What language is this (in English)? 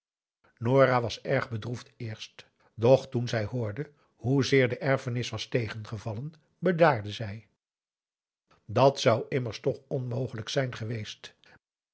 Dutch